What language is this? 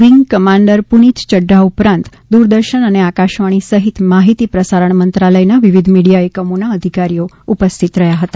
Gujarati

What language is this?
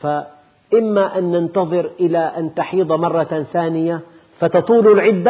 Arabic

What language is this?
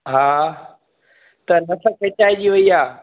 Sindhi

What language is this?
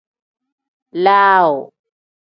Tem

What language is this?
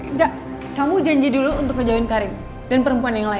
Indonesian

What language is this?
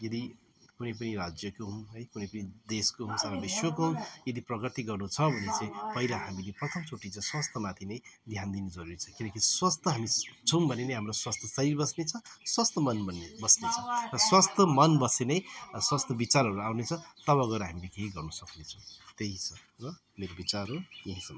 Nepali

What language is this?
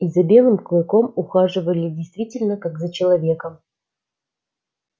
Russian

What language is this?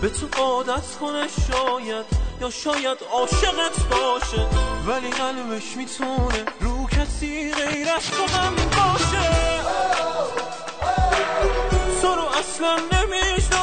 Persian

